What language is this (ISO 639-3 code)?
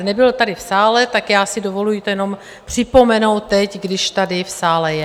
ces